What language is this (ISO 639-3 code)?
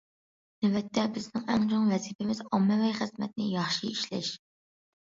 uig